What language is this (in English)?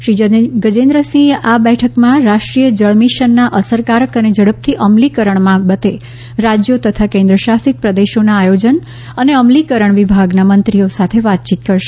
Gujarati